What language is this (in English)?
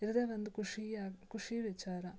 Kannada